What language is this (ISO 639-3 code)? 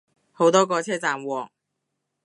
yue